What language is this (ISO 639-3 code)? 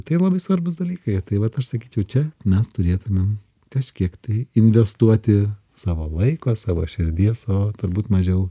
lit